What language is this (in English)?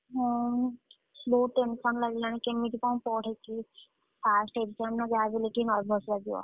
Odia